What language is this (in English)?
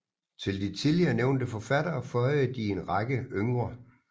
Danish